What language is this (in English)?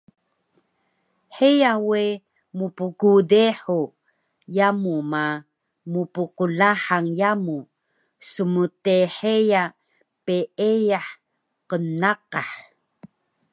Taroko